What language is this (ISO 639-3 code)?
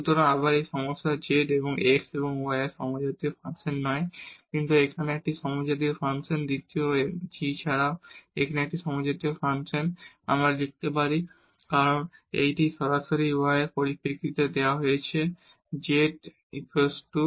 ben